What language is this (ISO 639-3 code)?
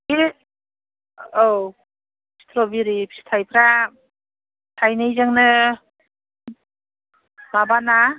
brx